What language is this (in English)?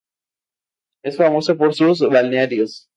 Spanish